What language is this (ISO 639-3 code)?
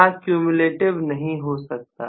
hin